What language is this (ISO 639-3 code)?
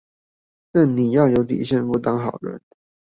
zho